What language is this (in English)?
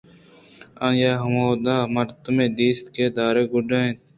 Eastern Balochi